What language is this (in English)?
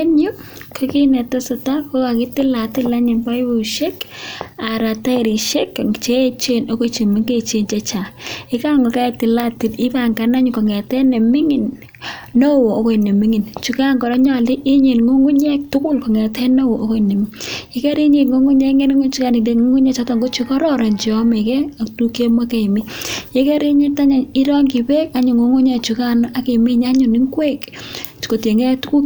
Kalenjin